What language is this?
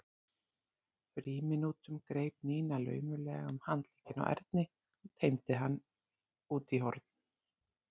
Icelandic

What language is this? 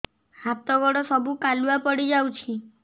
Odia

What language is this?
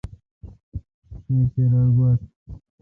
Kalkoti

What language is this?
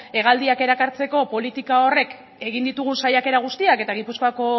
Basque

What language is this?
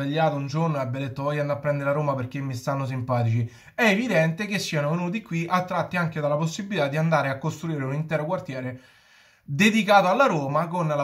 Italian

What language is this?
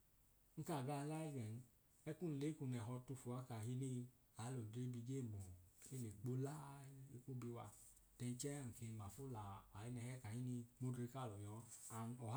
Idoma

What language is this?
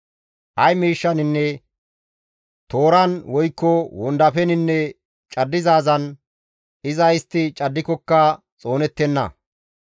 Gamo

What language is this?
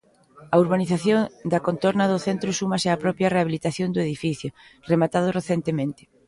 Galician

